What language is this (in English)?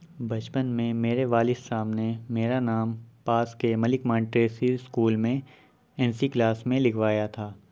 Urdu